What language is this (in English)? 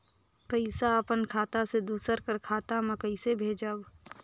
Chhattisgarhi